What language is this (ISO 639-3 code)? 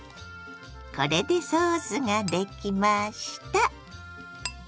jpn